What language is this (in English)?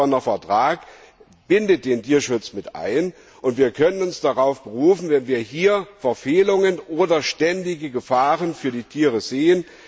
German